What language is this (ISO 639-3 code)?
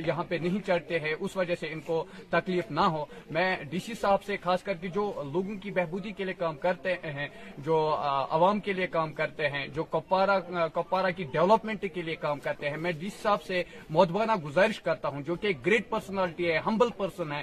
urd